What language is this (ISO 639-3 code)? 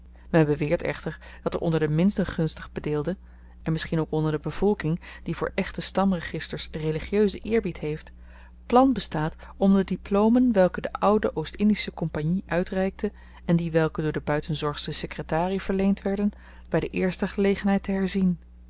nld